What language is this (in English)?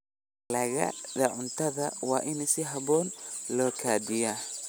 Somali